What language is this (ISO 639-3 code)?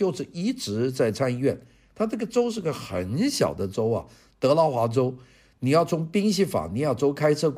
zho